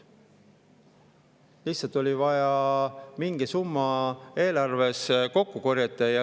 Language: Estonian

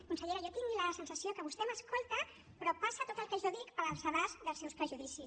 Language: Catalan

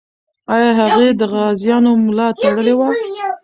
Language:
Pashto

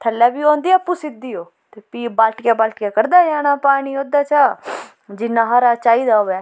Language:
Dogri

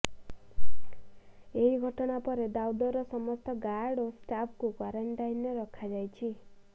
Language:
Odia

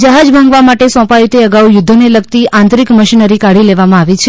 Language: Gujarati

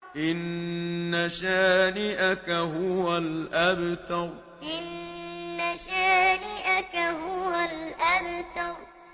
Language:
Arabic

